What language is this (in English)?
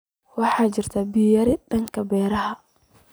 Somali